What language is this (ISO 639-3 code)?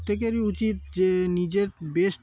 ben